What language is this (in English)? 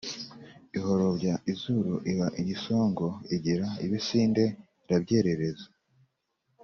Kinyarwanda